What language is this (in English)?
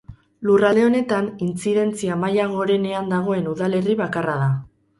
Basque